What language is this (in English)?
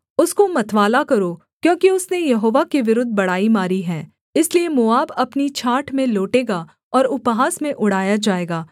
Hindi